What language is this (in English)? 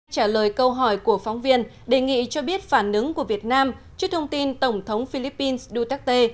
Vietnamese